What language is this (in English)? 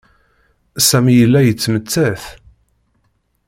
Kabyle